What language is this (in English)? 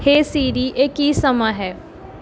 Punjabi